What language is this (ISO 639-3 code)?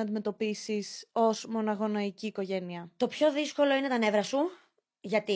ell